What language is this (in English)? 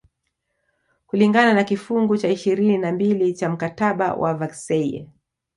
Swahili